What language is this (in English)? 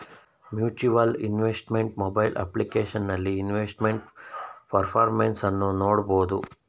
Kannada